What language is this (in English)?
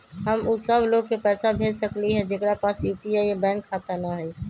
Magahi